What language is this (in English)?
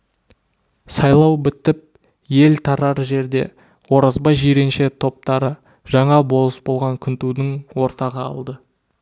Kazakh